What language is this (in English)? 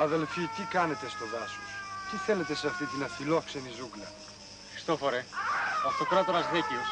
Greek